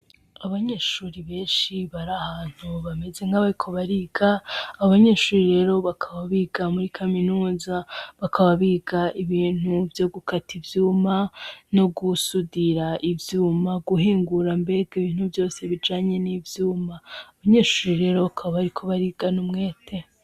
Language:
Rundi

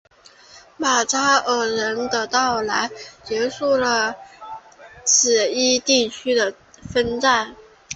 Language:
Chinese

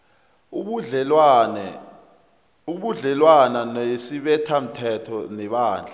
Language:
South Ndebele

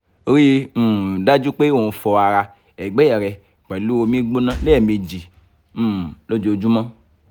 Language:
Yoruba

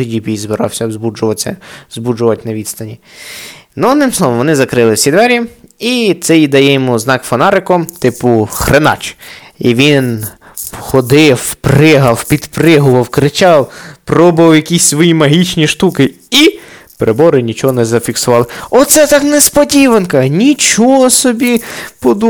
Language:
Ukrainian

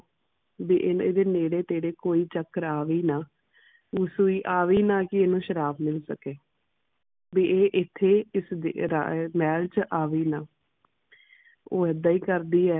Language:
Punjabi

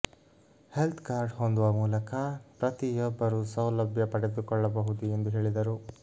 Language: Kannada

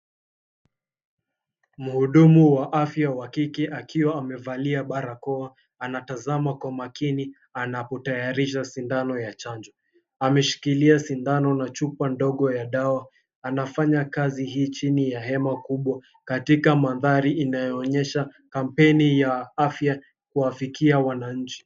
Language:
Swahili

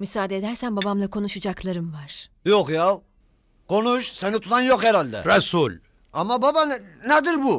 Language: Turkish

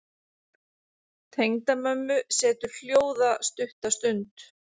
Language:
Icelandic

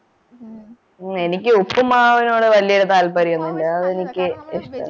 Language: Malayalam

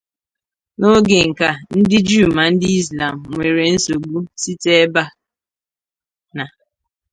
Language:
Igbo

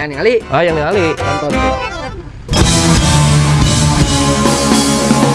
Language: Indonesian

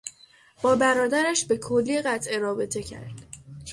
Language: Persian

